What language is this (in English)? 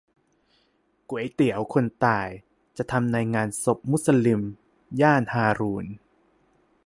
Thai